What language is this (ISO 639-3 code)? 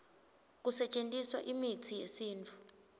ssw